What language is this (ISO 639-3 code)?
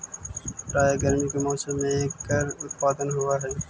mag